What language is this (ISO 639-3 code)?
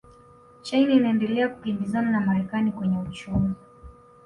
swa